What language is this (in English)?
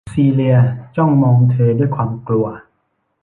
Thai